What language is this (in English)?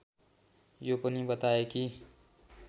Nepali